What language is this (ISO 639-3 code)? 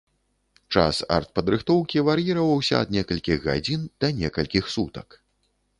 bel